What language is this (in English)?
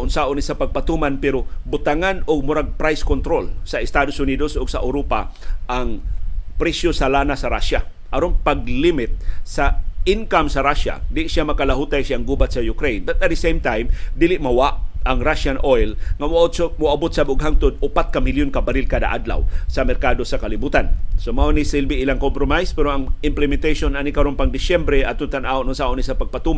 Filipino